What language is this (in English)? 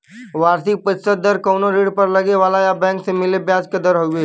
Bhojpuri